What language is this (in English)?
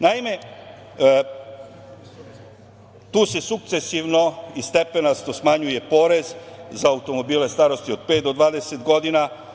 Serbian